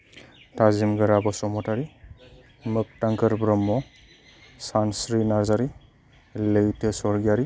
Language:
Bodo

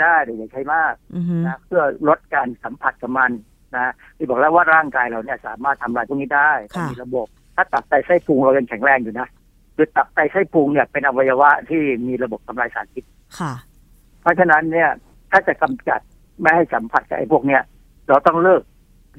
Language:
Thai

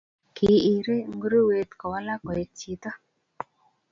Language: Kalenjin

